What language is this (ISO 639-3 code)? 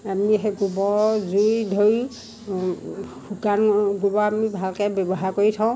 asm